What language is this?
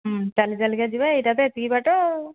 Odia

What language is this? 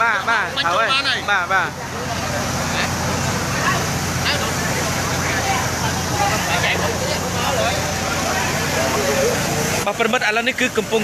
Thai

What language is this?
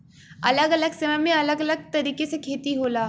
Bhojpuri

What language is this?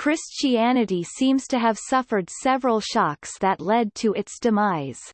English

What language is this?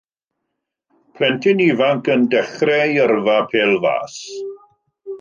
Welsh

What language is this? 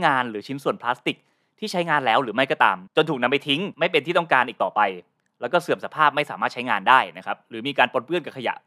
Thai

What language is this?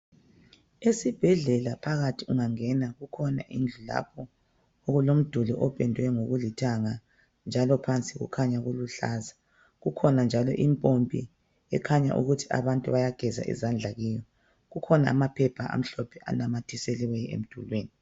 North Ndebele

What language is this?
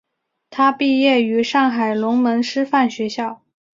Chinese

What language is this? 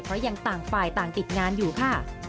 Thai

